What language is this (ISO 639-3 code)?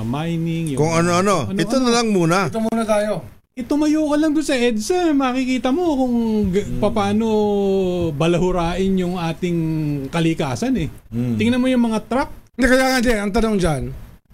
fil